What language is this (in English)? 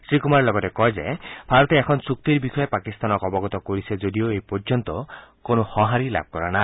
Assamese